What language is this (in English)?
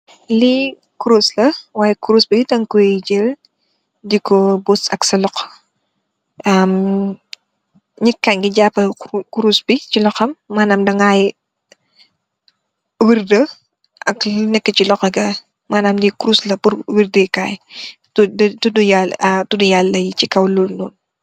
Wolof